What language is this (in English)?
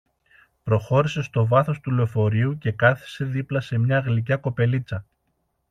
Greek